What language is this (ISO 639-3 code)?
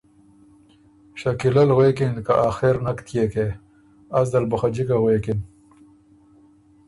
oru